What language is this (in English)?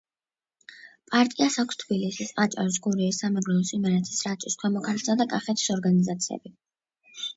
Georgian